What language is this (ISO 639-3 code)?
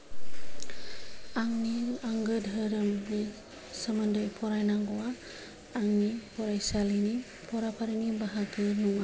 brx